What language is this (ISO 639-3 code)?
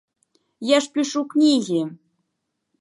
bel